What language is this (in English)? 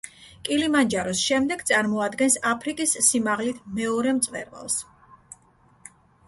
Georgian